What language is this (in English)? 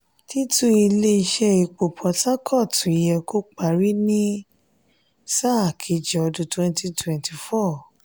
Yoruba